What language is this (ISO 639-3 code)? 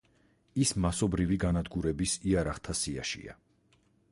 kat